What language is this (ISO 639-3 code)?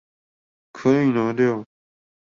zho